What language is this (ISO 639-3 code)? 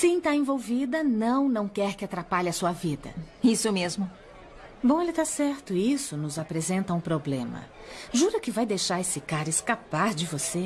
por